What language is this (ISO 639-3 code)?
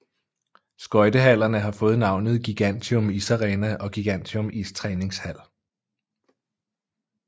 dan